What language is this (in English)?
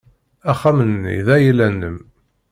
Kabyle